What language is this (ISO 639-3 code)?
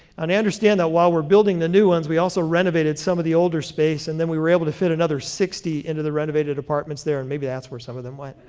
eng